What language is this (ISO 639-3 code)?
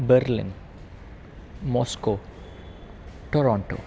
san